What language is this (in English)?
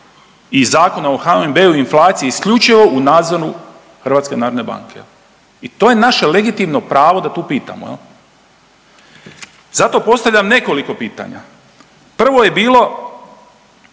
Croatian